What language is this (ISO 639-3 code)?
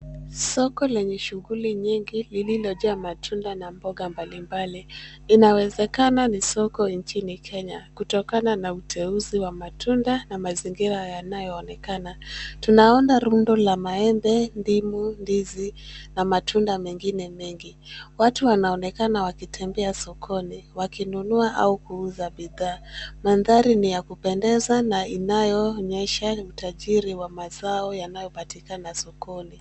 swa